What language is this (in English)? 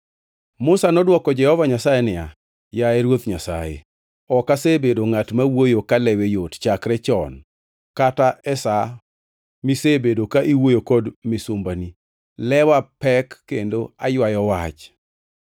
Luo (Kenya and Tanzania)